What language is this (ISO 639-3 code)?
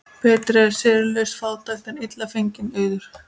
isl